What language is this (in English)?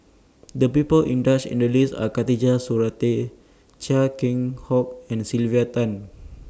English